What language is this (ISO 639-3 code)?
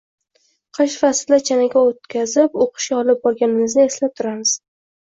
uzb